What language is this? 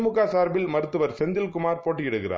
Tamil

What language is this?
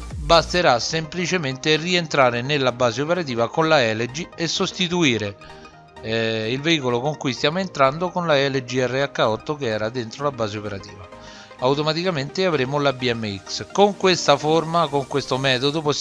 Italian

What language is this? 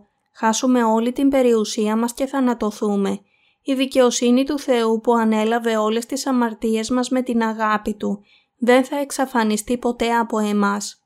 Greek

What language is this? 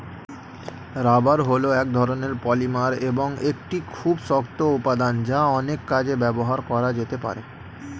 Bangla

